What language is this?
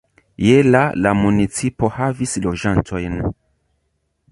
Esperanto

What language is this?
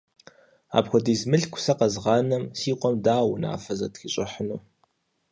Kabardian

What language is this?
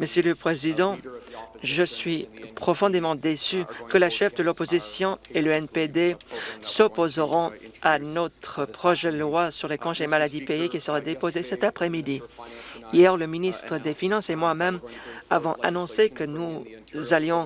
French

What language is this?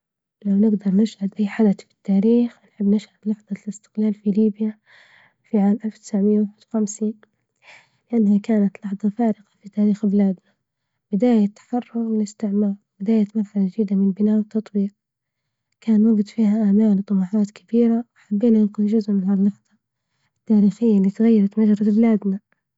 Libyan Arabic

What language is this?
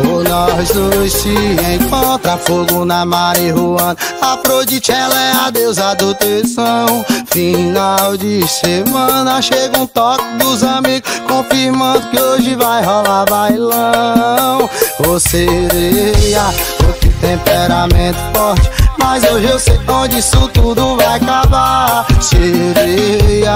Portuguese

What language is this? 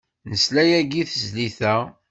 Kabyle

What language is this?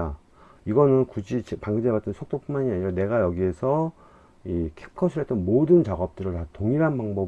Korean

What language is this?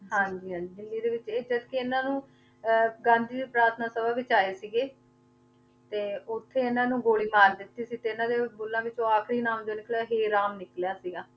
Punjabi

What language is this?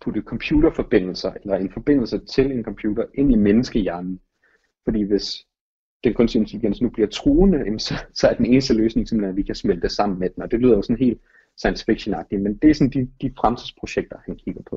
Danish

